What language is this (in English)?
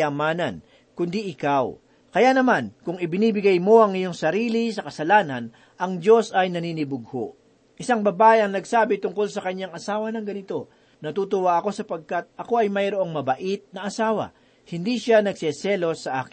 Filipino